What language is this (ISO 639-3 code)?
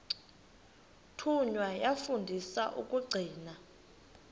xho